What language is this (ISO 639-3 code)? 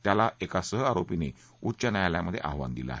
mar